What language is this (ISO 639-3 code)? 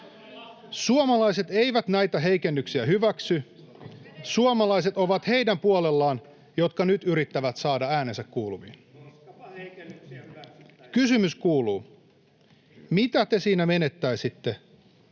fin